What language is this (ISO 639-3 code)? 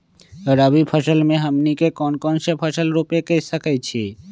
mag